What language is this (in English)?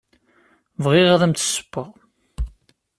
Kabyle